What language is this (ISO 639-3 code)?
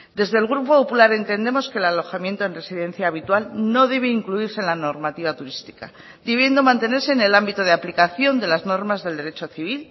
spa